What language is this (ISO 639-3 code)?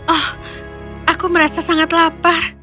ind